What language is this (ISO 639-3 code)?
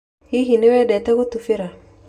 kik